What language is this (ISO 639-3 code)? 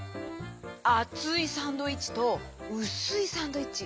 jpn